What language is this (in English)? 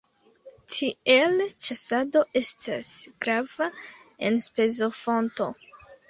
Esperanto